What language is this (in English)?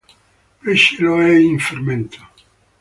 Italian